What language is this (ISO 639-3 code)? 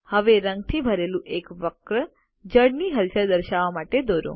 guj